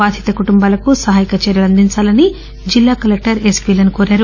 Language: Telugu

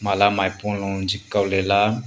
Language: Wancho Naga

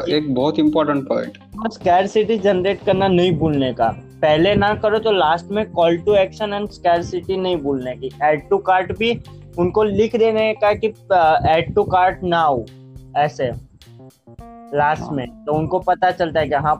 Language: Hindi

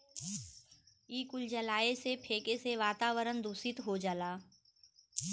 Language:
Bhojpuri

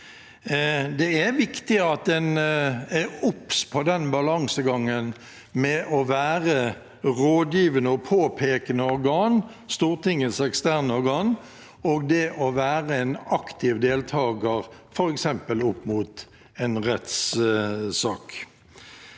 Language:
Norwegian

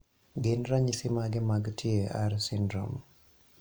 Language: Luo (Kenya and Tanzania)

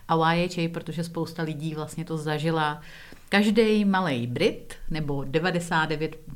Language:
Czech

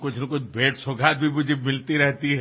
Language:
Assamese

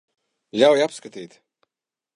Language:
Latvian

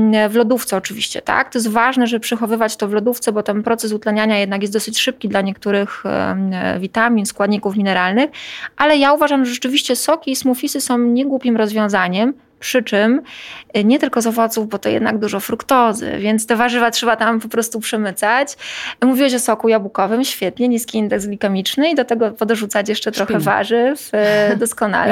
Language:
Polish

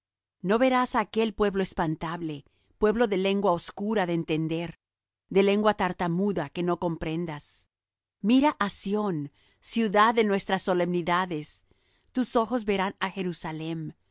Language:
Spanish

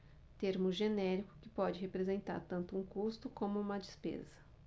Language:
Portuguese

